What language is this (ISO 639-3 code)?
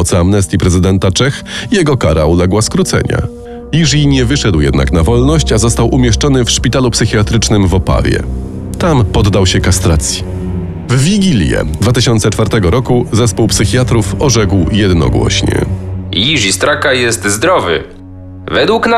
pol